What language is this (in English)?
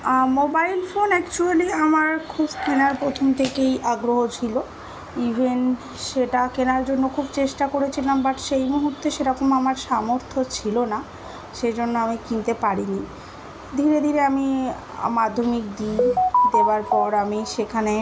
Bangla